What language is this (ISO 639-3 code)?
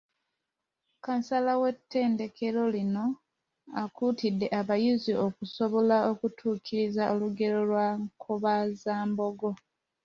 lug